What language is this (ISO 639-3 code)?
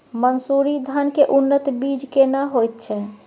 mai